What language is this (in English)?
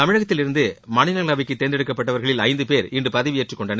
Tamil